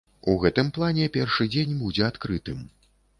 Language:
Belarusian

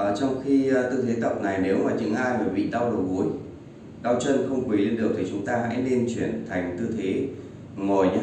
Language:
Vietnamese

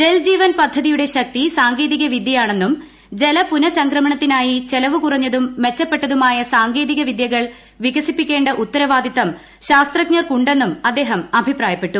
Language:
Malayalam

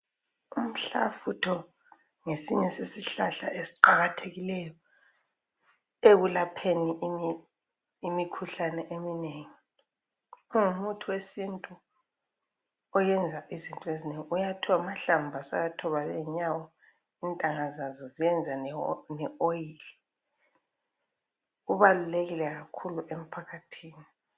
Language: North Ndebele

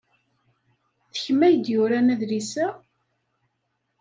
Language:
Kabyle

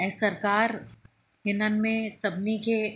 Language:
Sindhi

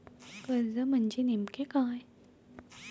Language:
Marathi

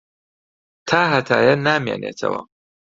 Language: Central Kurdish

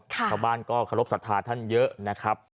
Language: Thai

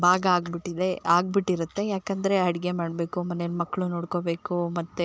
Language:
Kannada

